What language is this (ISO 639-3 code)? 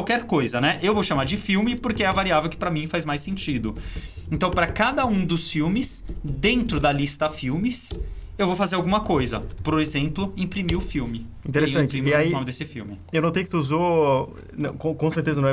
por